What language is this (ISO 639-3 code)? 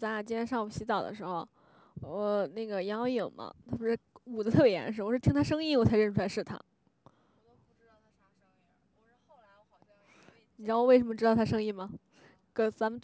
zho